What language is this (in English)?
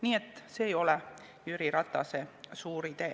Estonian